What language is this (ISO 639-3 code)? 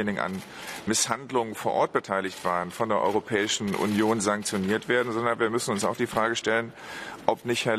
deu